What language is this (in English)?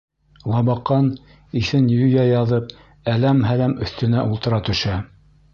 Bashkir